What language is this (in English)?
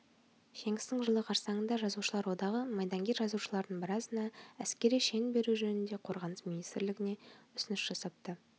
Kazakh